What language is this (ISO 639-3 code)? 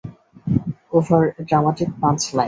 ben